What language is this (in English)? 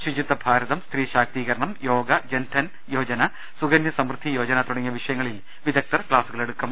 Malayalam